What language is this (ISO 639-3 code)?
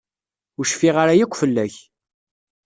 kab